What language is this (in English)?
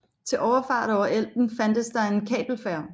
Danish